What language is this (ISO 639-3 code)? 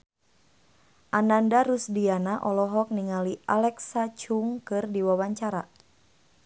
sun